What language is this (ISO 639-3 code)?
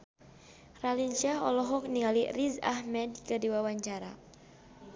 sun